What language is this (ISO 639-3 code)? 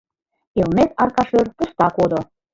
chm